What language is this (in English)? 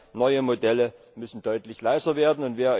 German